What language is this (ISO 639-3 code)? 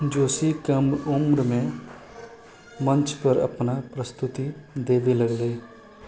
mai